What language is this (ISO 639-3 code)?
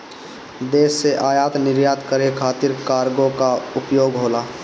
bho